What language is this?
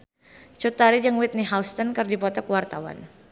Sundanese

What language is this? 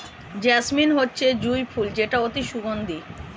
Bangla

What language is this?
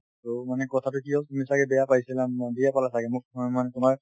Assamese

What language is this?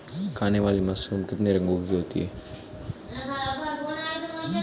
Hindi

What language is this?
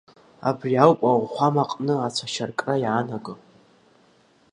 Abkhazian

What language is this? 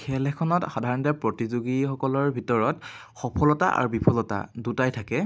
Assamese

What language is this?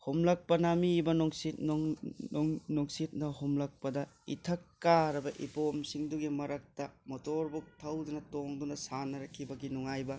Manipuri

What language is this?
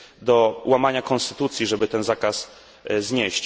Polish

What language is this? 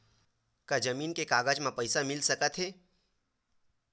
Chhattisgarhi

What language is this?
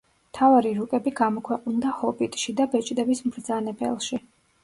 Georgian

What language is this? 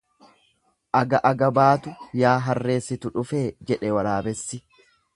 Oromo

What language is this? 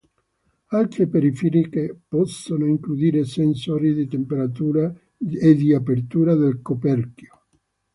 Italian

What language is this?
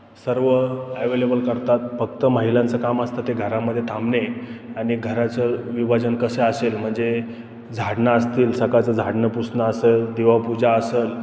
Marathi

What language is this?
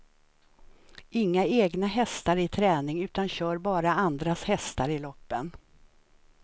Swedish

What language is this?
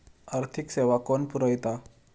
Marathi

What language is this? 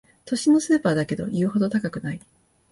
Japanese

